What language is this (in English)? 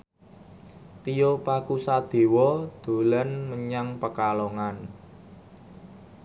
Javanese